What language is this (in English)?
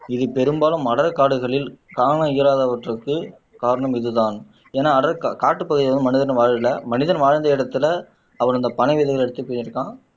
Tamil